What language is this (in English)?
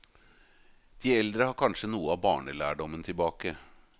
Norwegian